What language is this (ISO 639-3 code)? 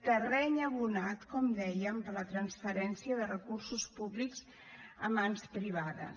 cat